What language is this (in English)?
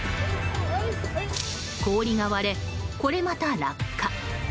Japanese